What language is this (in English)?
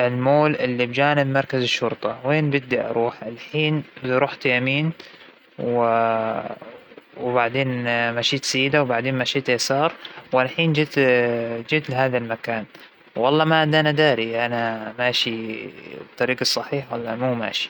Hijazi Arabic